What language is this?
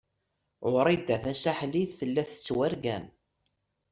Kabyle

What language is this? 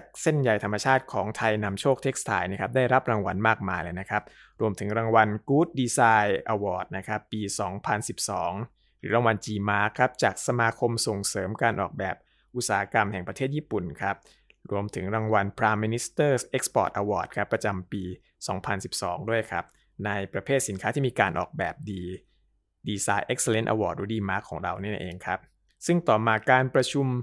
Thai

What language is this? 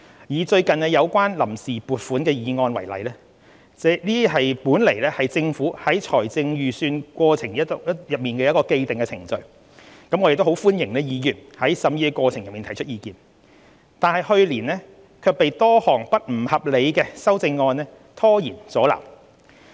Cantonese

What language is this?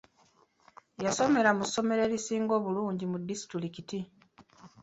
Ganda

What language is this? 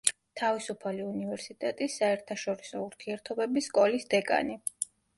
Georgian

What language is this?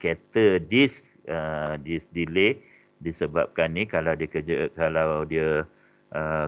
Malay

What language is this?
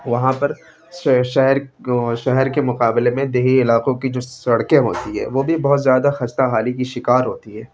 Urdu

